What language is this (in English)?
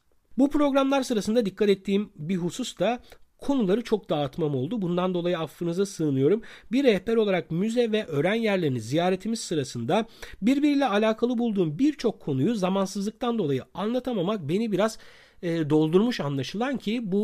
Turkish